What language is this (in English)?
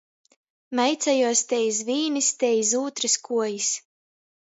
Latgalian